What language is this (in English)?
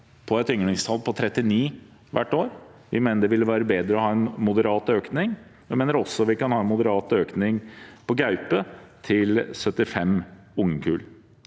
Norwegian